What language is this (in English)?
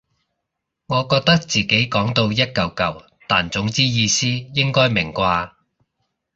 Cantonese